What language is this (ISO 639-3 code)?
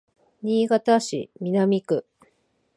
jpn